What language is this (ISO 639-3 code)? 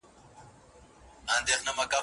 pus